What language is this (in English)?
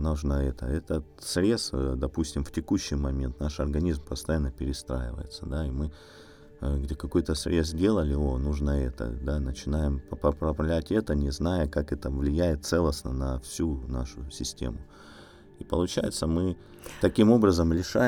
Russian